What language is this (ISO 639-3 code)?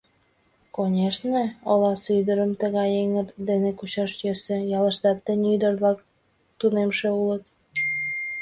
chm